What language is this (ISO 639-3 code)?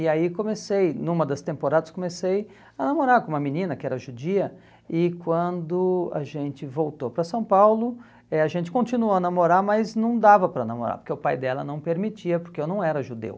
por